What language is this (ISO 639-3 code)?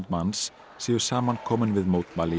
isl